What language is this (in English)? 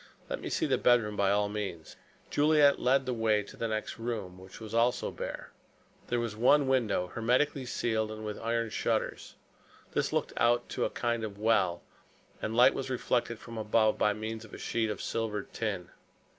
English